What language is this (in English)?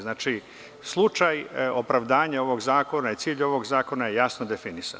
Serbian